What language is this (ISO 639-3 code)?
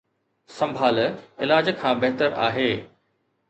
snd